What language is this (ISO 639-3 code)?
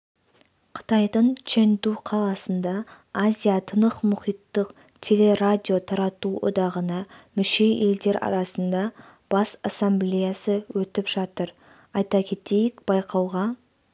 kaz